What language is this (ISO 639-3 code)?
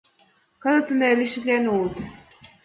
chm